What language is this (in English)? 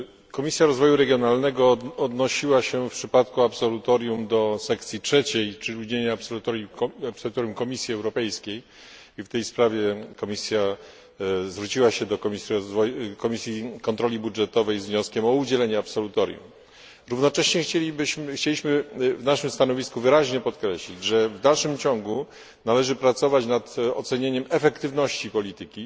Polish